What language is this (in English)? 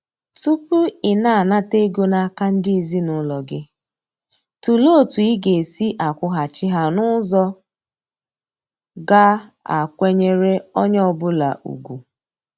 Igbo